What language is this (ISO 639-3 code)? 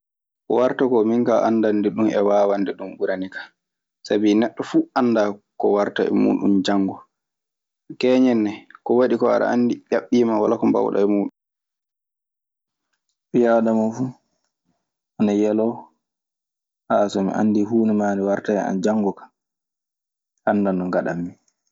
ffm